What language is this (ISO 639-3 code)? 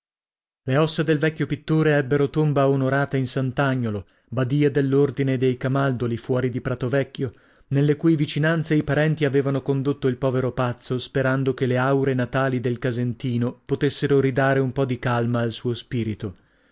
ita